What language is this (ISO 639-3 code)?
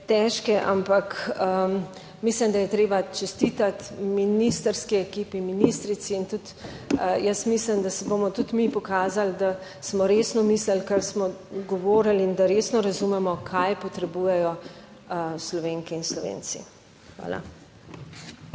slv